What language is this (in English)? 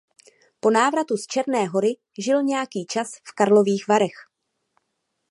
Czech